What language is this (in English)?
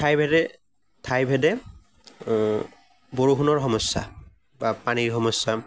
Assamese